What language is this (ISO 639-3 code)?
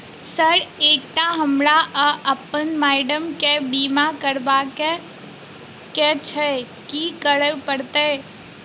mai